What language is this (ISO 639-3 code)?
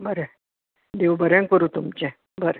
kok